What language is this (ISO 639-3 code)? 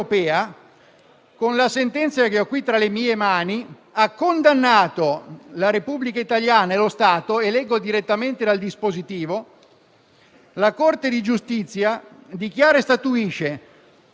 ita